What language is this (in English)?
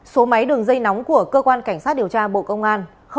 Vietnamese